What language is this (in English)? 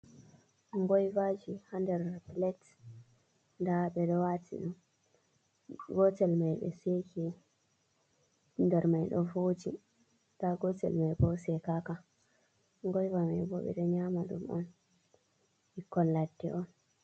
Fula